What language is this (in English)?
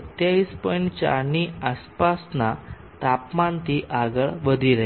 Gujarati